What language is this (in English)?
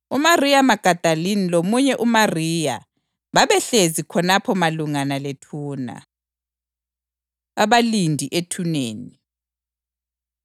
North Ndebele